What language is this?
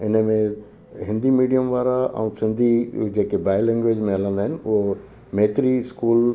Sindhi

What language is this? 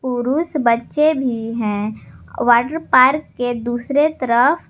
Hindi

